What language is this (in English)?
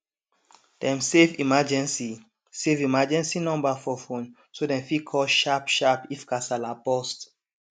Nigerian Pidgin